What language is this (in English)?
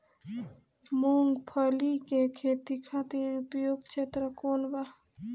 Bhojpuri